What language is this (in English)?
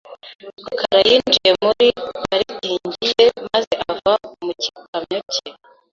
Kinyarwanda